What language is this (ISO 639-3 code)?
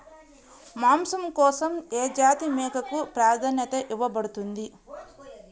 tel